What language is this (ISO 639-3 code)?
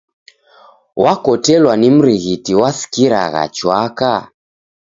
dav